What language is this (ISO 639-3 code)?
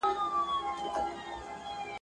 pus